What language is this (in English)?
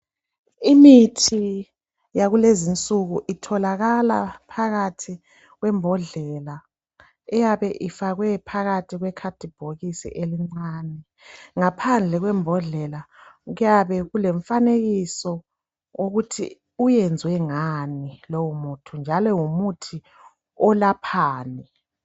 North Ndebele